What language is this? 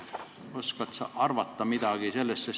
Estonian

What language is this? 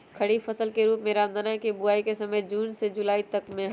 Magahi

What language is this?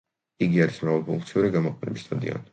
Georgian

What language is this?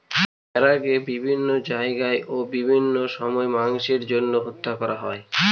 Bangla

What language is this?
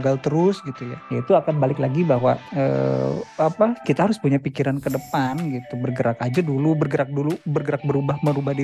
Indonesian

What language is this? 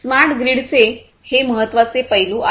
Marathi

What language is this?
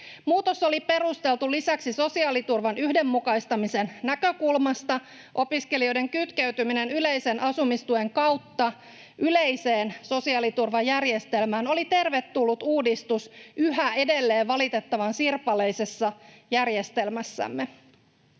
Finnish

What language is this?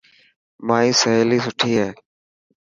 Dhatki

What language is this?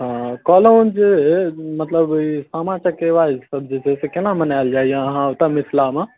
Maithili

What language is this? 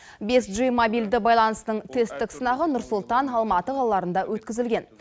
Kazakh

